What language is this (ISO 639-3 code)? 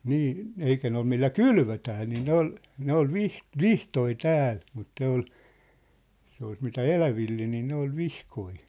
fin